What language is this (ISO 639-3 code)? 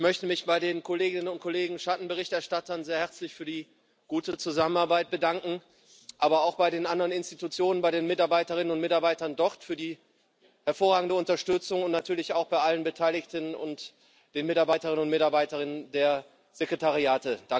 deu